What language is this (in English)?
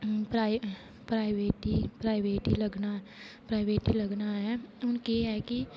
Dogri